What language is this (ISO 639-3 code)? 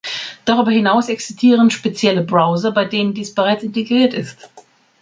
deu